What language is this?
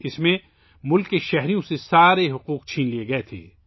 Urdu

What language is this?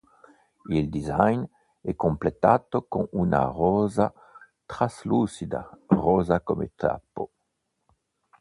Italian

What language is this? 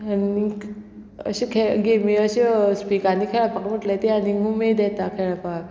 Konkani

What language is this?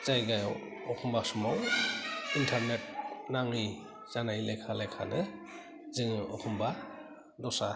Bodo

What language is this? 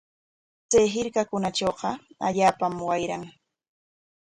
Corongo Ancash Quechua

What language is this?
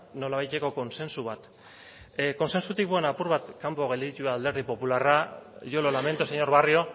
Basque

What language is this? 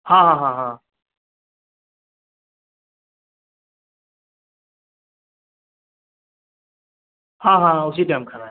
Urdu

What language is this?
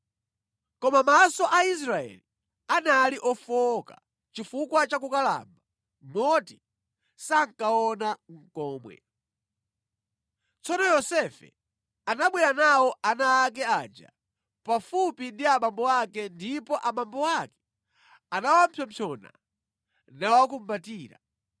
Nyanja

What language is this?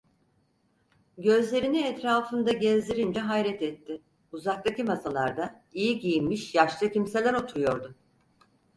Turkish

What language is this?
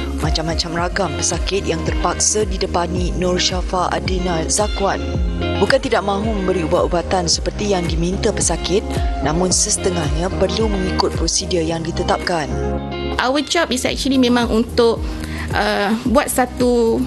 Malay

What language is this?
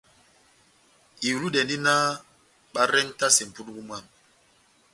Batanga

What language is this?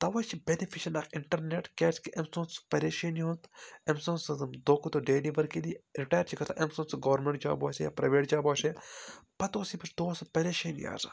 Kashmiri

